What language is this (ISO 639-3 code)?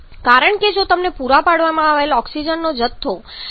guj